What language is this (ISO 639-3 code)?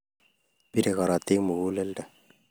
kln